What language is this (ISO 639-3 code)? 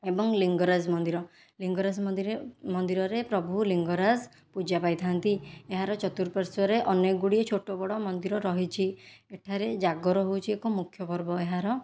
ori